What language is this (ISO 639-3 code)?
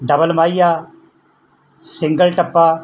pan